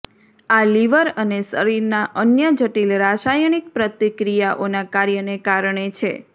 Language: Gujarati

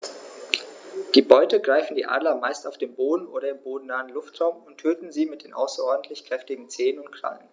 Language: German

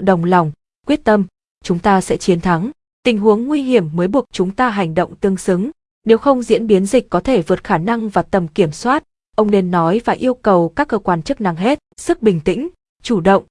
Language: Vietnamese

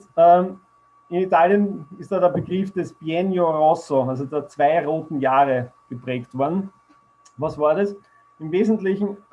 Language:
German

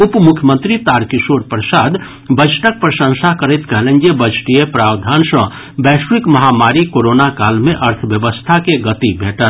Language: Maithili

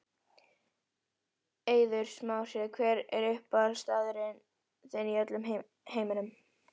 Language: Icelandic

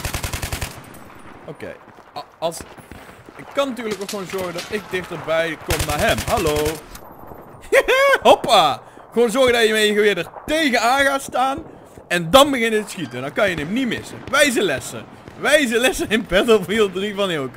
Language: Dutch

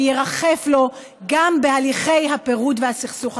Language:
Hebrew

